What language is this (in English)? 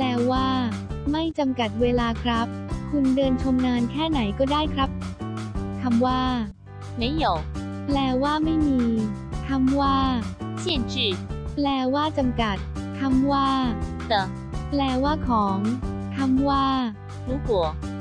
Thai